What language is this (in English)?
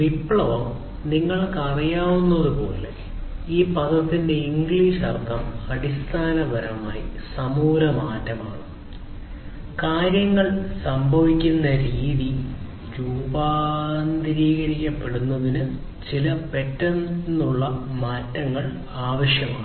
Malayalam